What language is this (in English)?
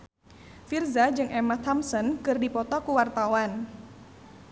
Sundanese